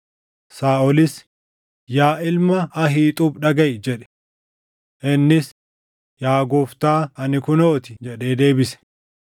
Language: Oromo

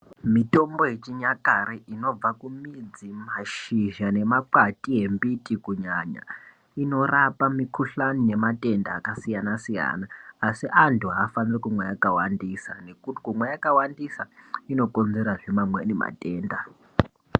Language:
Ndau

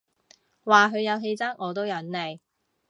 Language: Cantonese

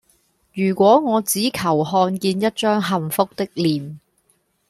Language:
Cantonese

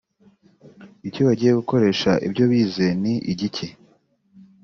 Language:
Kinyarwanda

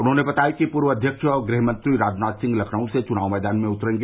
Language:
Hindi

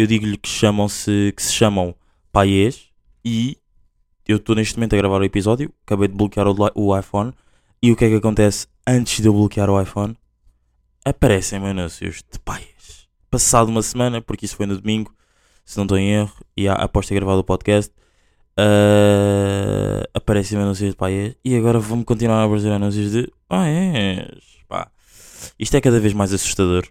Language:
Portuguese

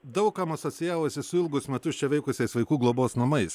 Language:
Lithuanian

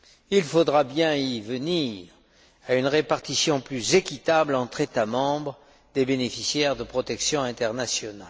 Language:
French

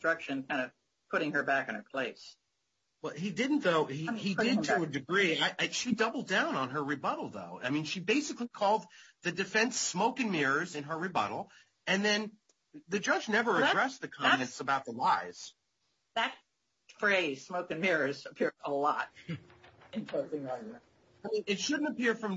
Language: English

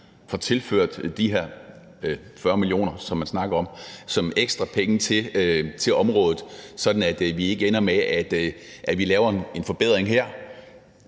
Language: Danish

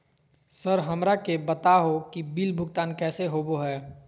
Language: Magahi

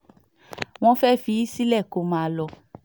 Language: Yoruba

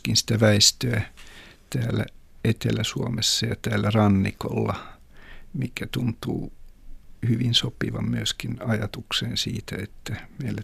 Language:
Finnish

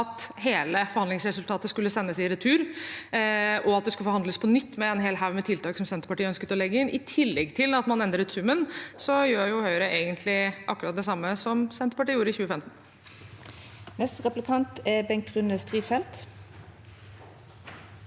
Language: Norwegian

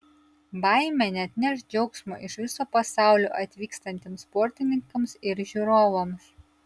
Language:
Lithuanian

